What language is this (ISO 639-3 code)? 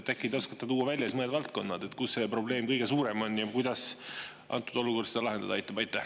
est